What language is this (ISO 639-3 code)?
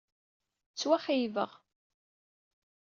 kab